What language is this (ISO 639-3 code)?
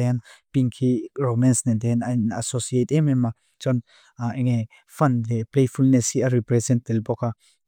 lus